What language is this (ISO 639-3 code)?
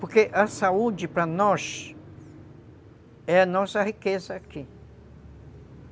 por